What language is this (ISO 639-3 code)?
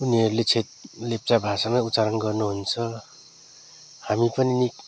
nep